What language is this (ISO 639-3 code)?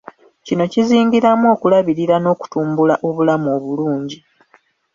lug